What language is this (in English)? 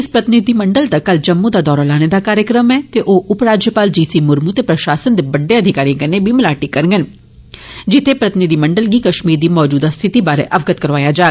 Dogri